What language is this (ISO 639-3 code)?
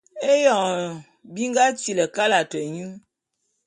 bum